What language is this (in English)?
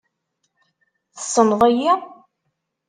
Kabyle